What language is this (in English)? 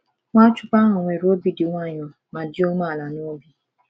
Igbo